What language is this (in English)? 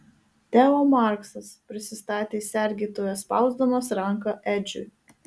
Lithuanian